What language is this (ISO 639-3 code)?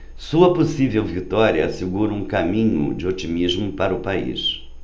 por